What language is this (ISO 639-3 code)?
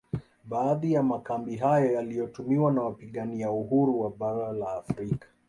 swa